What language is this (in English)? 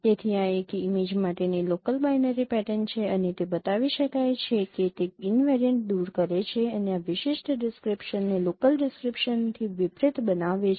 Gujarati